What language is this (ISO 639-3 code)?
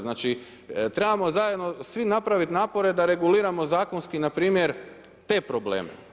hrv